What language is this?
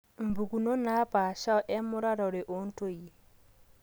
Masai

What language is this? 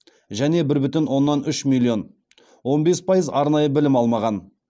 Kazakh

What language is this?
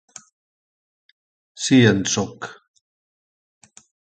Catalan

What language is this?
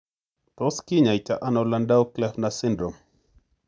Kalenjin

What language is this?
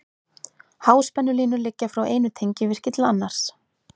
Icelandic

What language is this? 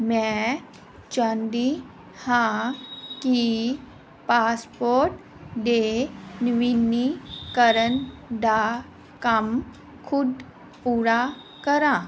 Punjabi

